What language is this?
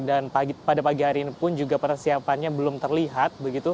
Indonesian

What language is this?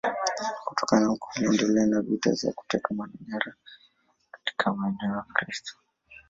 Swahili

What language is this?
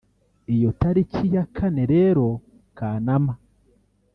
Kinyarwanda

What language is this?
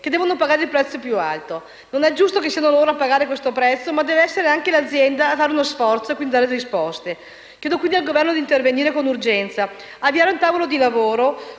Italian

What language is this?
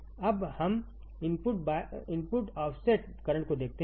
Hindi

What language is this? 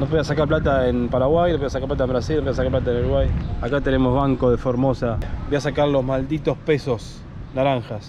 Spanish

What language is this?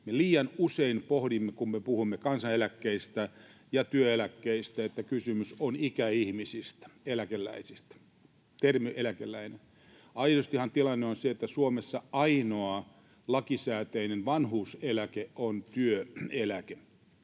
Finnish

